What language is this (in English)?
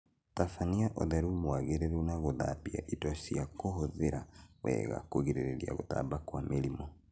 Kikuyu